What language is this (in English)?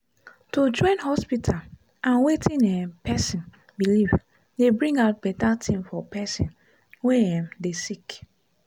Nigerian Pidgin